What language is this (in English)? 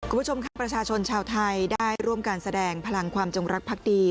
Thai